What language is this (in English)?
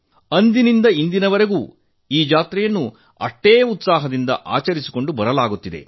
Kannada